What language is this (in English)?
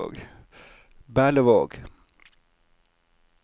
Norwegian